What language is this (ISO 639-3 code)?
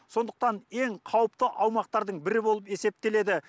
kaz